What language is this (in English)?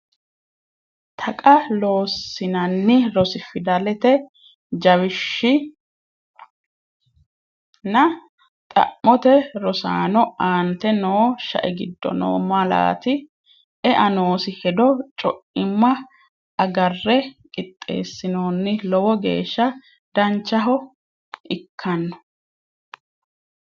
Sidamo